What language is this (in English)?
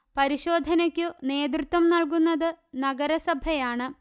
Malayalam